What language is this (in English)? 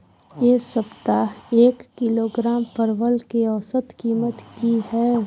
Maithili